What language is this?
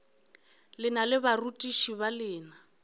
Northern Sotho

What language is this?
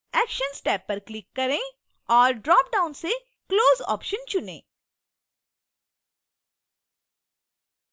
Hindi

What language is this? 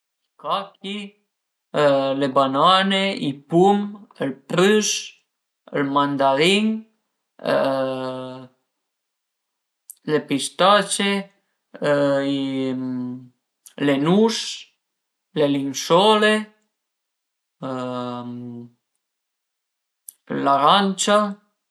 Piedmontese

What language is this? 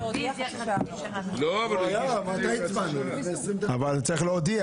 Hebrew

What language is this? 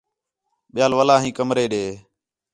Khetrani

